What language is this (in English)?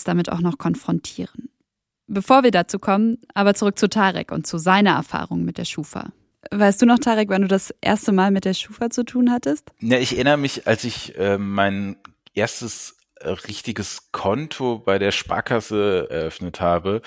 German